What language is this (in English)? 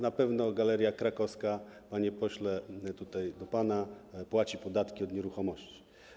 Polish